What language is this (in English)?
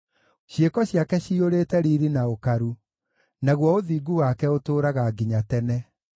Kikuyu